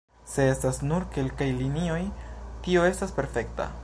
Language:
Esperanto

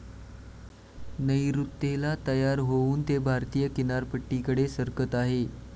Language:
Marathi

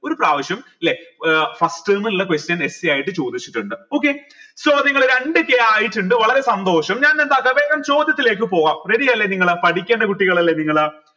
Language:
Malayalam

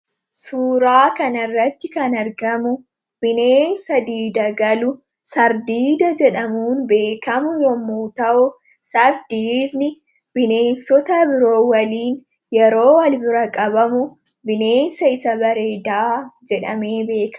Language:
Oromo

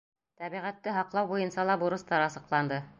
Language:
Bashkir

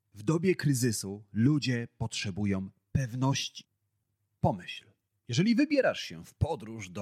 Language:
Polish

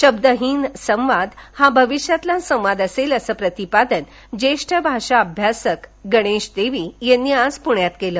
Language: Marathi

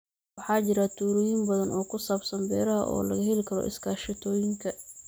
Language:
Somali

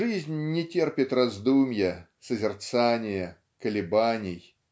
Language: Russian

